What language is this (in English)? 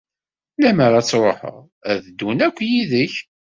Kabyle